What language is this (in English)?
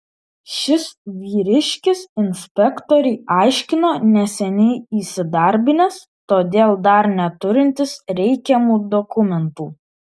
Lithuanian